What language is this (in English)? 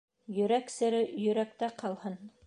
Bashkir